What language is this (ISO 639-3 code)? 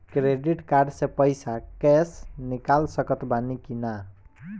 bho